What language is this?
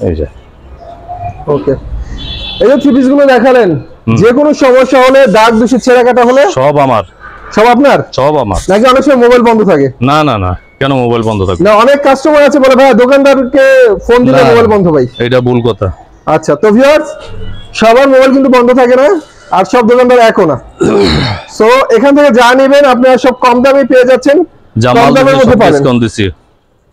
Bangla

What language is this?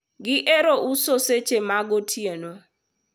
Luo (Kenya and Tanzania)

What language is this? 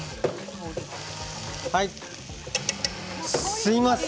Japanese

